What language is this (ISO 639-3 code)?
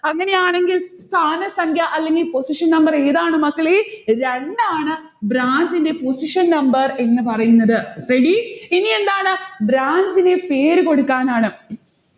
mal